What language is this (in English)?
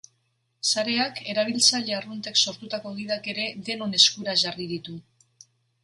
Basque